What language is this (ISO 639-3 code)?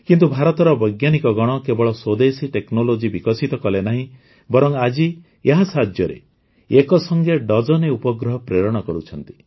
ori